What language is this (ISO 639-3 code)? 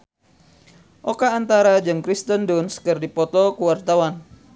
sun